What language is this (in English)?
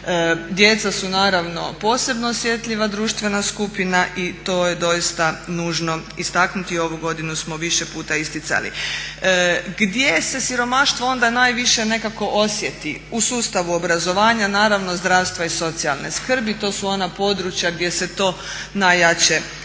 Croatian